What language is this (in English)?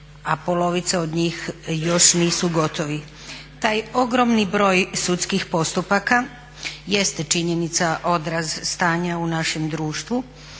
Croatian